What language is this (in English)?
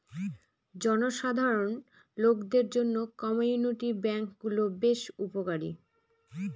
Bangla